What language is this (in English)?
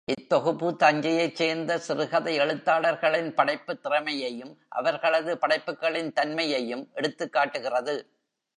Tamil